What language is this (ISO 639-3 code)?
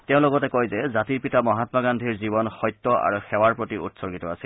asm